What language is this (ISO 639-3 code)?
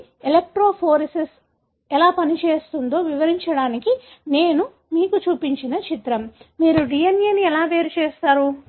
tel